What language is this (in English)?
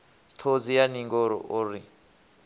Venda